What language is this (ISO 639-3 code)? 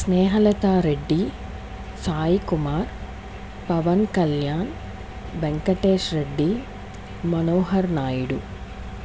tel